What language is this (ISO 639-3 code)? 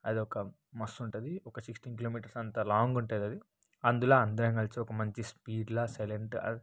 tel